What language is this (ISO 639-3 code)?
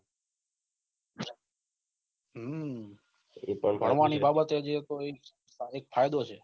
guj